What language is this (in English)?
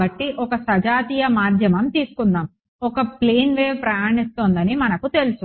Telugu